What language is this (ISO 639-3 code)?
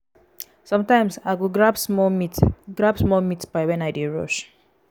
pcm